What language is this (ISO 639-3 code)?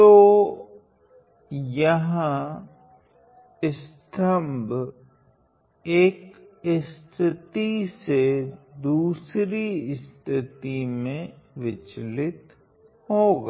hin